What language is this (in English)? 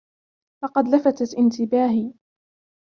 Arabic